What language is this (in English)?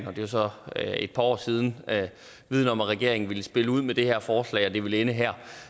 Danish